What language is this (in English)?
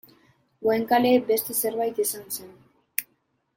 Basque